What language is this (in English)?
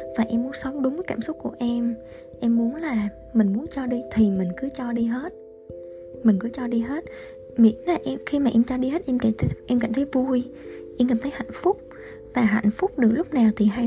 Vietnamese